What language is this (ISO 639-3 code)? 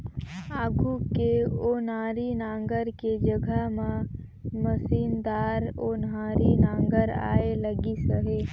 hne